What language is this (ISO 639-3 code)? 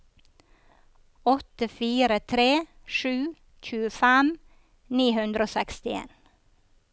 nor